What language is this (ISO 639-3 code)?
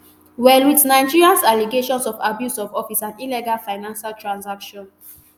pcm